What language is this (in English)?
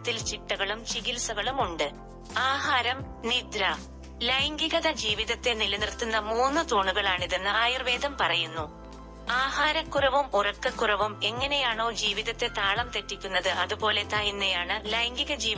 Malayalam